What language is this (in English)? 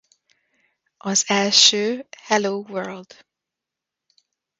Hungarian